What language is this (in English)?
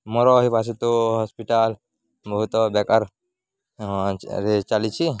Odia